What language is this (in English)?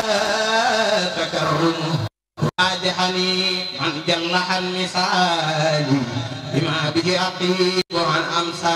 Arabic